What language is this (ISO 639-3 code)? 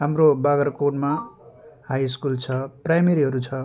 nep